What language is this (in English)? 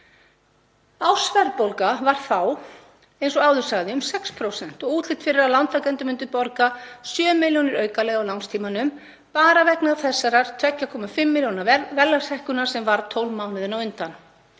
Icelandic